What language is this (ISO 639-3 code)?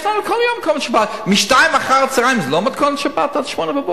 heb